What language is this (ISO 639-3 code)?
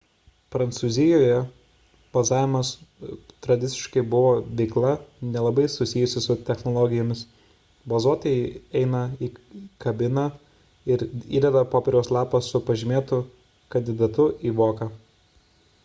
lit